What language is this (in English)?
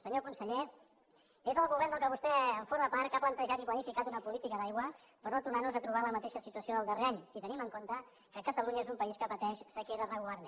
Catalan